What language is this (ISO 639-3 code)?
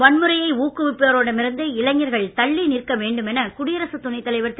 tam